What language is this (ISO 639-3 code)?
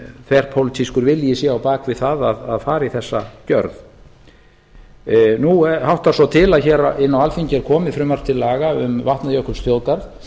isl